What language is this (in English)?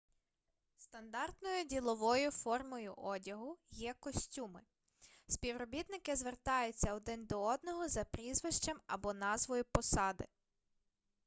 Ukrainian